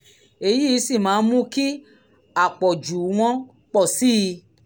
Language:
Yoruba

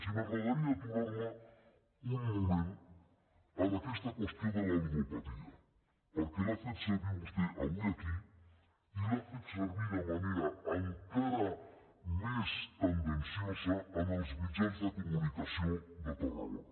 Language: Catalan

